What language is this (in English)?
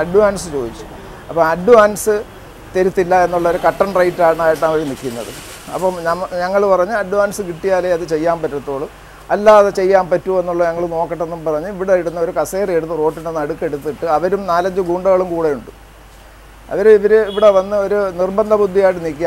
Malayalam